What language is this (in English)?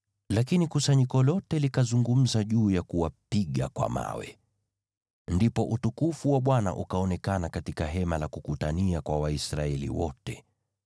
Swahili